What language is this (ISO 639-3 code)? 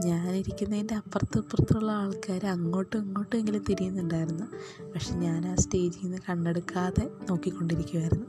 mal